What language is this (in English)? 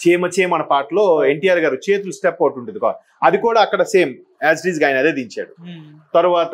Telugu